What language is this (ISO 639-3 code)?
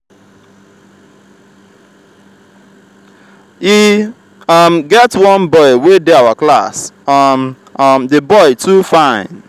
pcm